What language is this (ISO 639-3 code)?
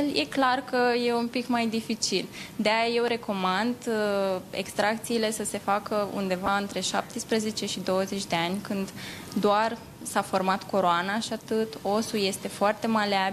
ron